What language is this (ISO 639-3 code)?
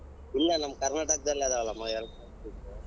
kan